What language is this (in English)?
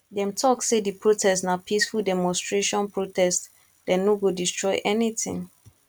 Nigerian Pidgin